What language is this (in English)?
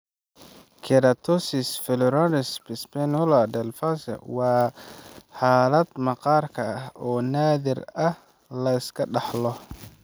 Somali